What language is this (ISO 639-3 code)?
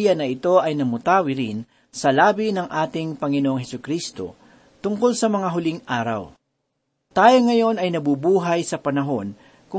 fil